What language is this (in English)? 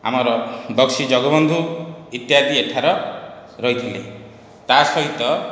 Odia